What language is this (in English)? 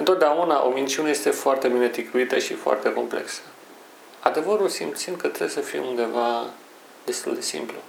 Romanian